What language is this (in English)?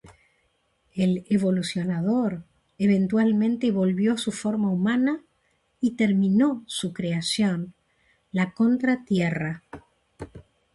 Spanish